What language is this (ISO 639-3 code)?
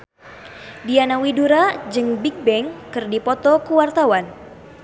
sun